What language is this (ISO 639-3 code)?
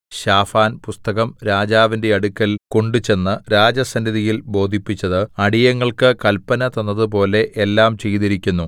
mal